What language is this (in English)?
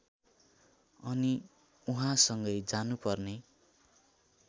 Nepali